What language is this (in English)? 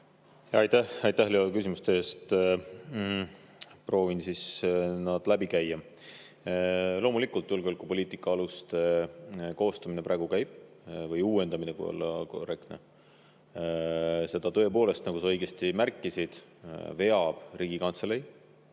Estonian